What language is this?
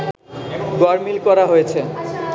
Bangla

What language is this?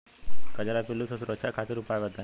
Bhojpuri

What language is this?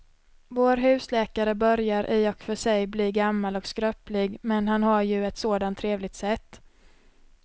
Swedish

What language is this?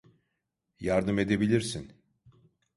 Turkish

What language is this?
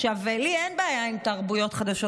Hebrew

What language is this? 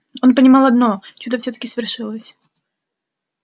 Russian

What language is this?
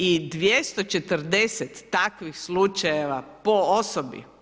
Croatian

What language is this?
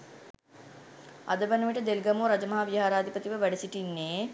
Sinhala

